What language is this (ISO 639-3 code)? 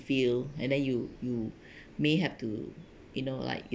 eng